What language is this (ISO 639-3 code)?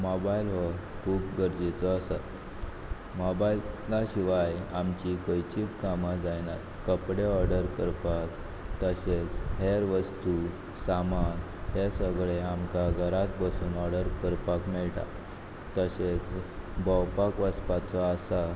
kok